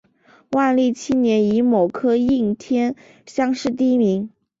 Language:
Chinese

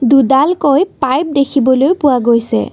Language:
Assamese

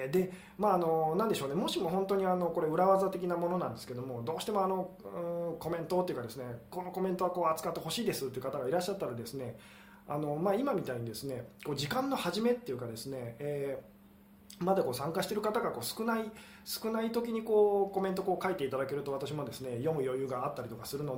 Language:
Japanese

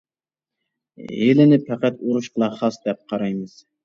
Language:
Uyghur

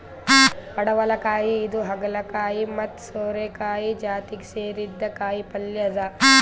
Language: Kannada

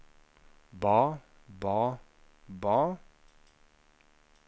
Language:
Norwegian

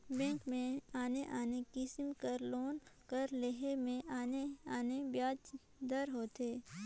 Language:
Chhattisgarhi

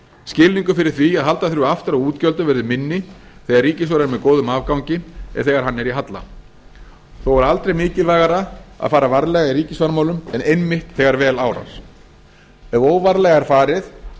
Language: Icelandic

